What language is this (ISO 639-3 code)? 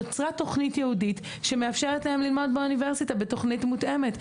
heb